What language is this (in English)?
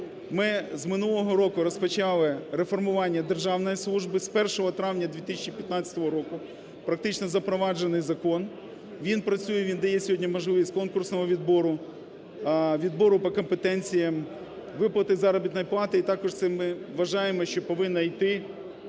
Ukrainian